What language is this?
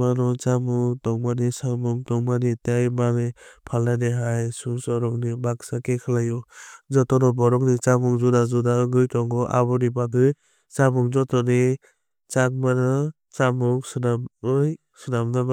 Kok Borok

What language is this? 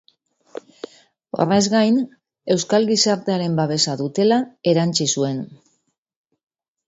Basque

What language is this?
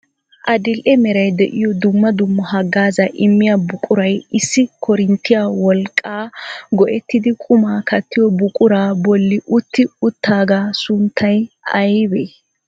Wolaytta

